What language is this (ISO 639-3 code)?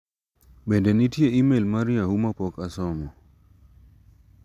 luo